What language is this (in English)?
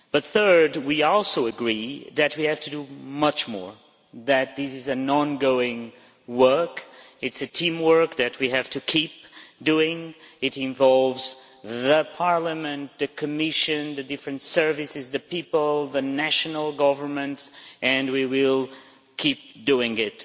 English